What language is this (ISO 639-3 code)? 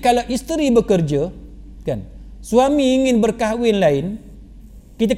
msa